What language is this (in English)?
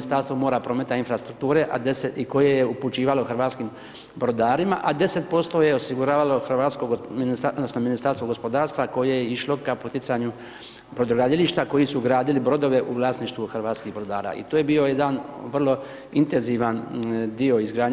Croatian